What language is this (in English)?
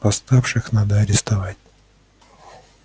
Russian